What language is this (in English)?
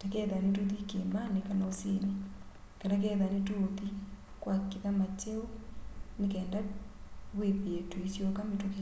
Kamba